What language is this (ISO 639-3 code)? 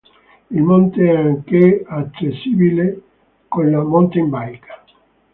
ita